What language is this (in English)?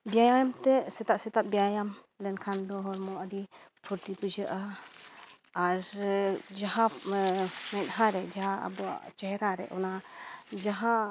Santali